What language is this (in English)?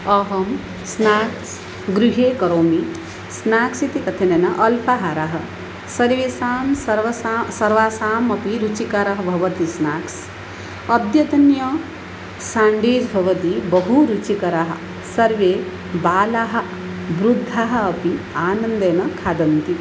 Sanskrit